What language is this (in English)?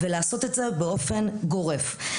Hebrew